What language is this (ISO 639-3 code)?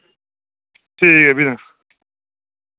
doi